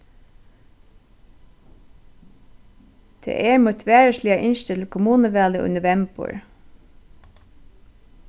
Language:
Faroese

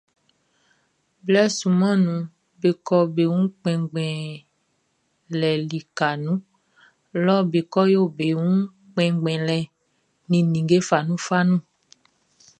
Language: Baoulé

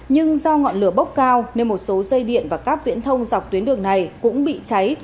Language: Vietnamese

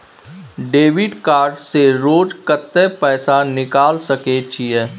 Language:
Maithili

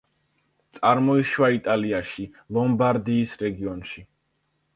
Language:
Georgian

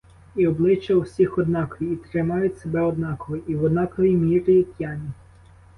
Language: Ukrainian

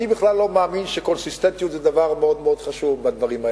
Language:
Hebrew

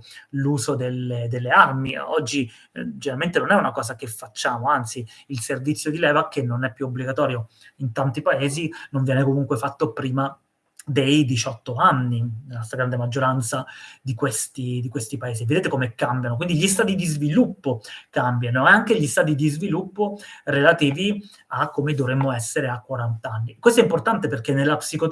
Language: Italian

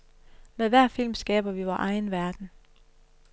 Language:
Danish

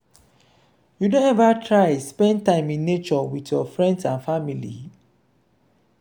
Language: Nigerian Pidgin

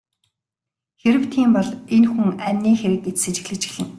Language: Mongolian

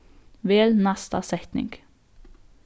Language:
Faroese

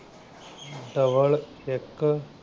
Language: Punjabi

